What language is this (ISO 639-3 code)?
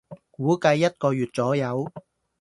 yue